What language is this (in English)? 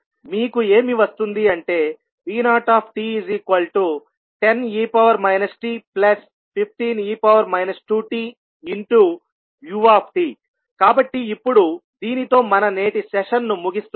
Telugu